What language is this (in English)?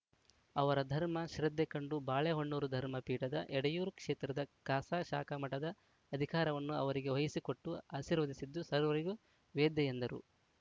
Kannada